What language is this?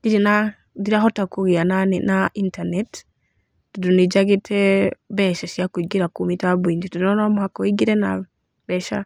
Kikuyu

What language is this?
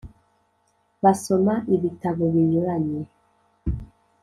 Kinyarwanda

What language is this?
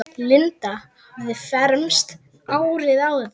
Icelandic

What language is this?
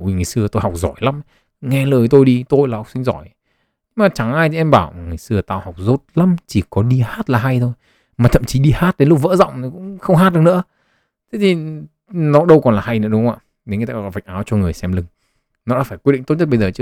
Vietnamese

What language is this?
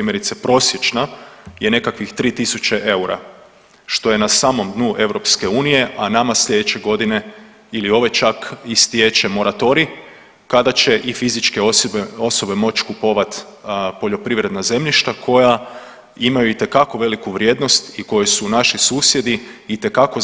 Croatian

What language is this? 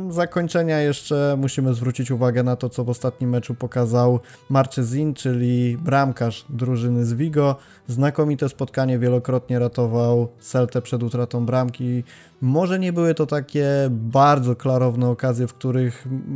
Polish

